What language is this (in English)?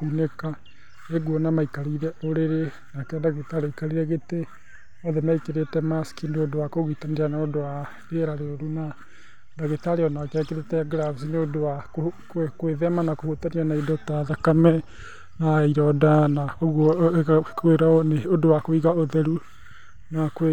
Kikuyu